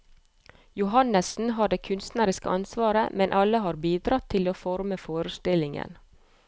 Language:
Norwegian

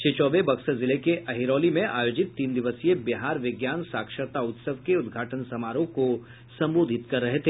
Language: Hindi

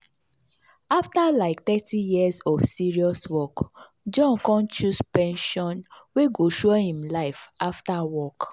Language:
Nigerian Pidgin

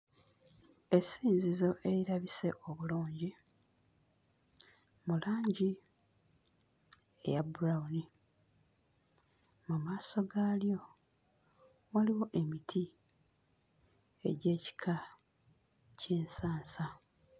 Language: Ganda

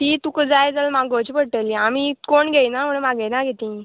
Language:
Konkani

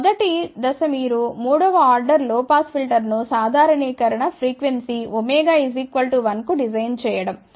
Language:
Telugu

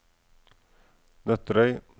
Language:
Norwegian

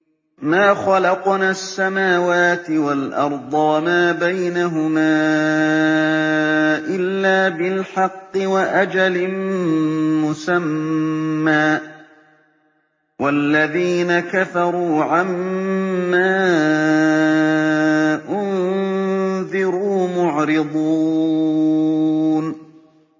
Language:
Arabic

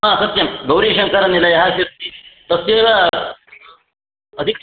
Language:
Sanskrit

